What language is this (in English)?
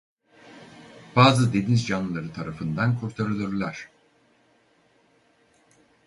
Turkish